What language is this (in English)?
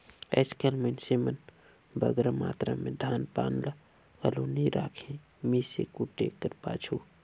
Chhattisgarhi